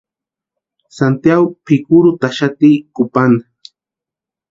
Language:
Western Highland Purepecha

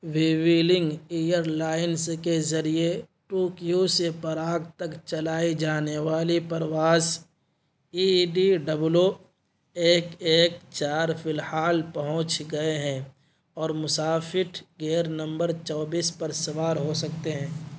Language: Urdu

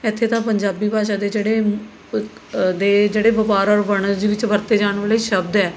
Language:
Punjabi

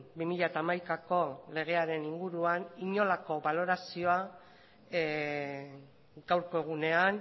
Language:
Basque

